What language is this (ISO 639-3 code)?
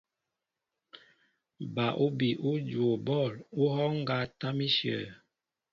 mbo